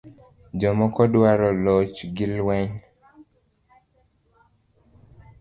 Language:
Luo (Kenya and Tanzania)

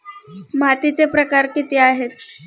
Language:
Marathi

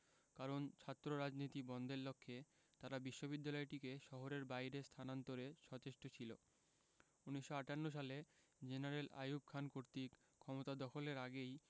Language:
Bangla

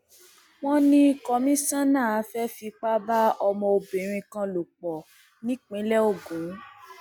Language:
Yoruba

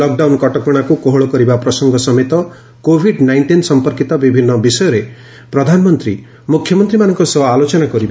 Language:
Odia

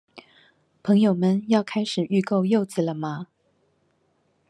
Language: Chinese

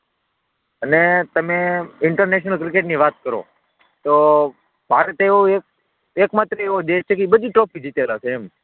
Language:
Gujarati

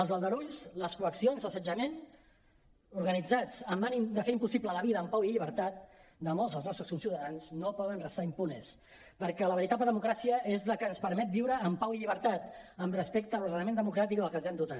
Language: Catalan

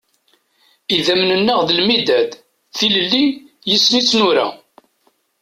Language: Kabyle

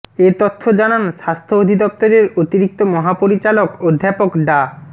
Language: Bangla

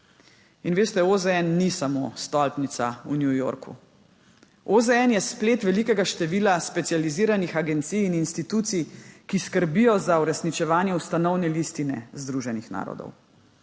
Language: Slovenian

